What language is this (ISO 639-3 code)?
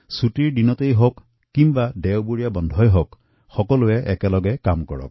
asm